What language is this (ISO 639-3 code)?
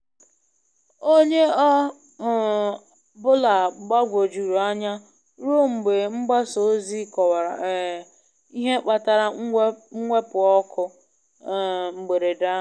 ibo